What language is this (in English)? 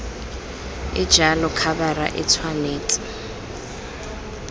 Tswana